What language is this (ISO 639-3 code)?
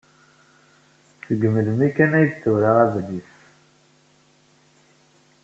kab